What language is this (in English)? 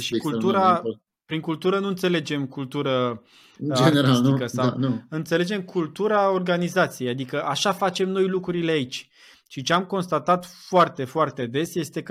Romanian